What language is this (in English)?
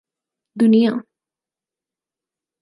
Urdu